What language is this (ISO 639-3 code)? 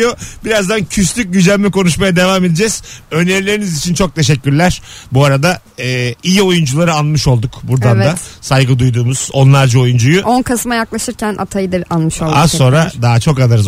tur